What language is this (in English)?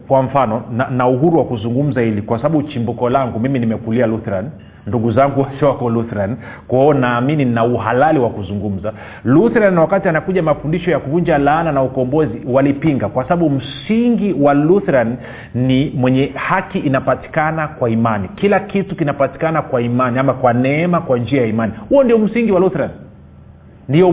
Swahili